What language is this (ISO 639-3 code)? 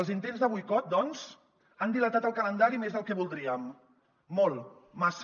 cat